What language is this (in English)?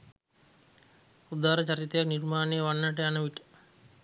Sinhala